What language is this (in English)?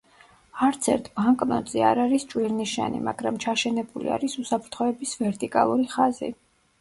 Georgian